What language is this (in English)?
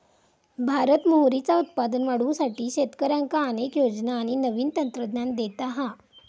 Marathi